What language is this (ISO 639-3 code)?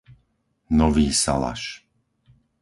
slk